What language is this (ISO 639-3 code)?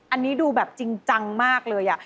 tha